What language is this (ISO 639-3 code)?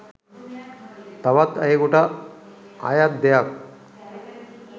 sin